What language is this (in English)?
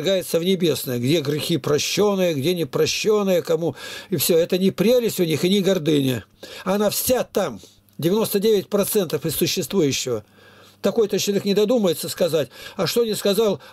Russian